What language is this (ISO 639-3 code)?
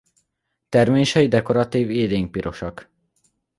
hun